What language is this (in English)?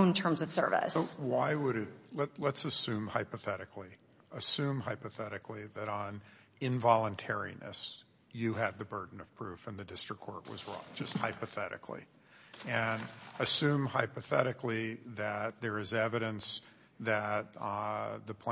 English